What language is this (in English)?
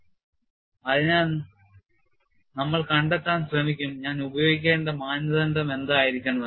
Malayalam